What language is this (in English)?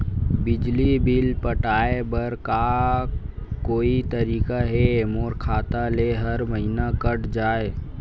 Chhattisgarhi